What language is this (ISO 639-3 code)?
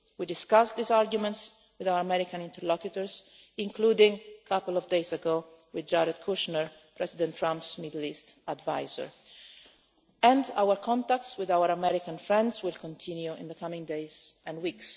eng